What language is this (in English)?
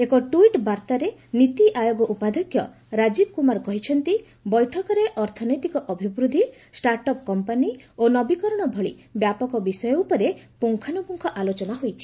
Odia